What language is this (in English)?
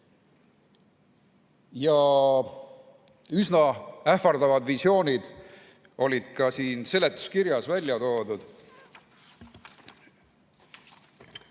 Estonian